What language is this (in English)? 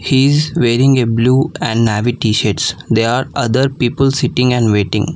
English